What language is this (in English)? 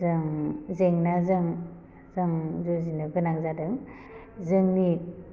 Bodo